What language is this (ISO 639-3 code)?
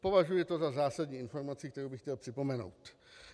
ces